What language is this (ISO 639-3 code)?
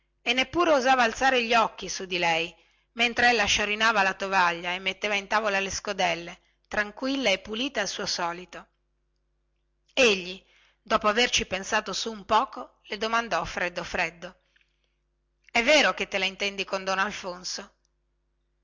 ita